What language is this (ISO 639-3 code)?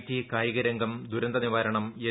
mal